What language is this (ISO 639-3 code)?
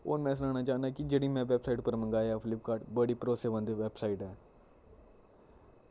doi